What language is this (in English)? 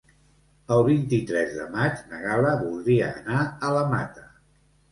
Catalan